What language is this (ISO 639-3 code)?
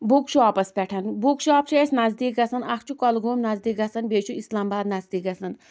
kas